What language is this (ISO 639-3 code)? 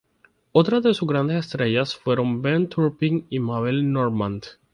spa